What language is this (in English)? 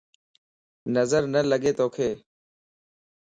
Lasi